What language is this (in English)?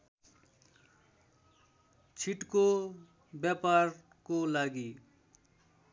Nepali